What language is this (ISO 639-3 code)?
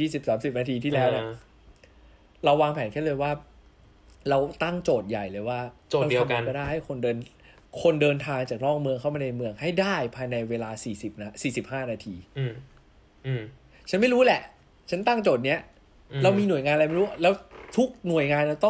tha